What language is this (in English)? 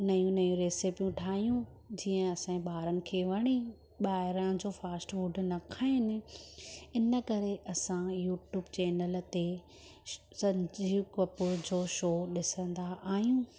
Sindhi